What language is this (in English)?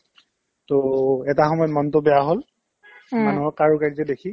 Assamese